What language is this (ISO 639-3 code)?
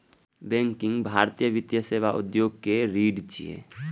mai